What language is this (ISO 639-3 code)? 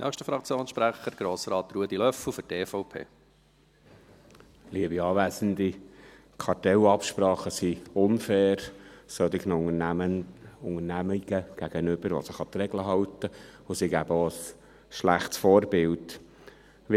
gsw